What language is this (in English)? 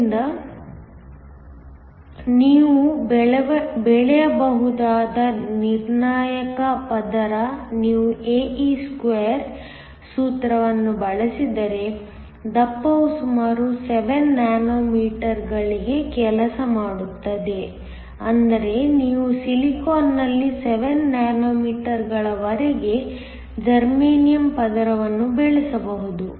Kannada